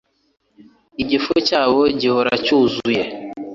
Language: Kinyarwanda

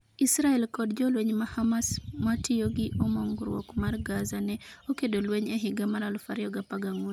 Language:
Luo (Kenya and Tanzania)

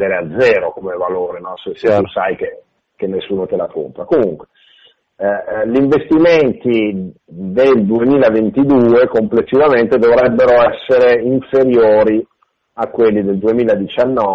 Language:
Italian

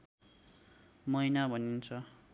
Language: Nepali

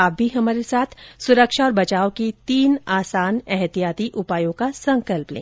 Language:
Hindi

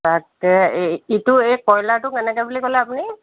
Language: Assamese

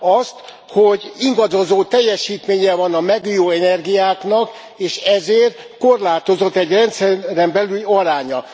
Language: Hungarian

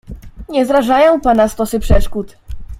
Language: Polish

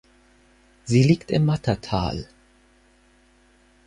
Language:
German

